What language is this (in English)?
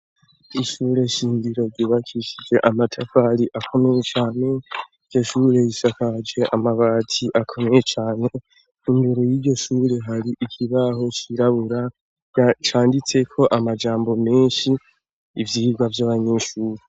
Rundi